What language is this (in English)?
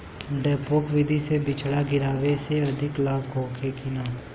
Bhojpuri